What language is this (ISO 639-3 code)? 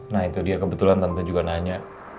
ind